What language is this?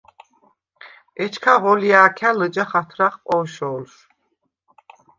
Svan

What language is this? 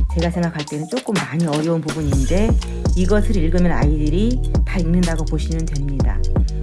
Korean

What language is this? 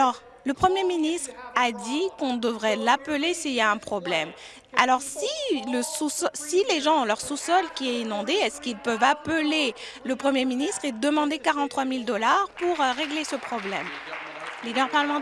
French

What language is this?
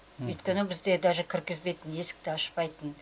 Kazakh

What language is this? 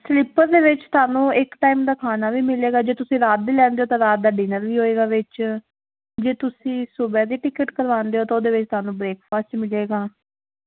Punjabi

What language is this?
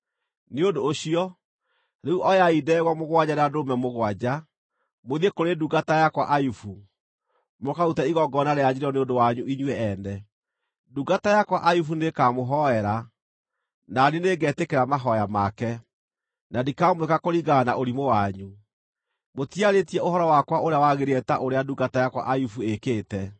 Kikuyu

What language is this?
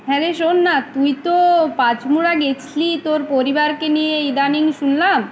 Bangla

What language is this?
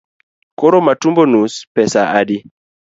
Luo (Kenya and Tanzania)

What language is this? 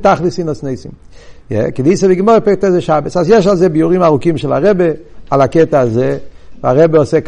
Hebrew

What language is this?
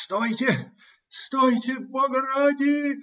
Russian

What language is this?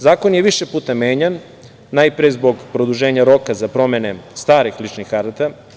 Serbian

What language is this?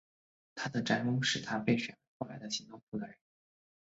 Chinese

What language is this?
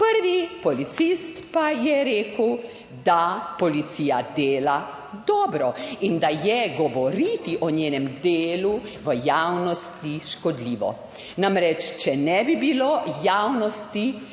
Slovenian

